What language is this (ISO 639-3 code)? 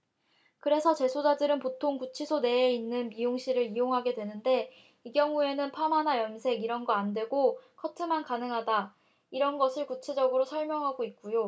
kor